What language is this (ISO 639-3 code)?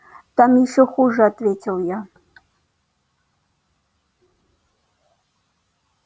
rus